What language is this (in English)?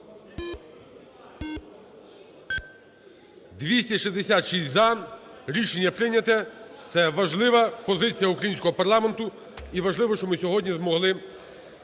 Ukrainian